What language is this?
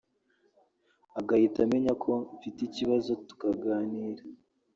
Kinyarwanda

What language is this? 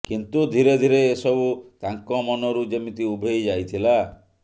Odia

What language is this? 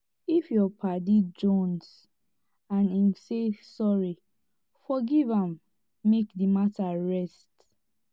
Nigerian Pidgin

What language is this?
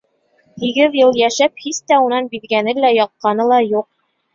Bashkir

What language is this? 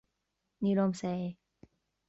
Irish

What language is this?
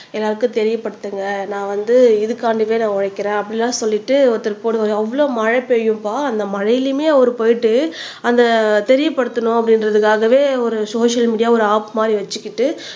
Tamil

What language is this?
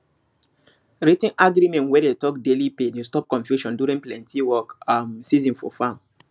Nigerian Pidgin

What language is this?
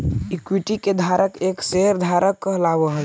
Magahi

